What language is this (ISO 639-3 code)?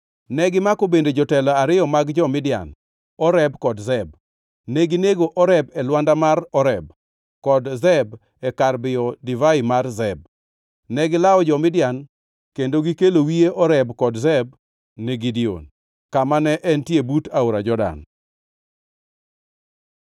luo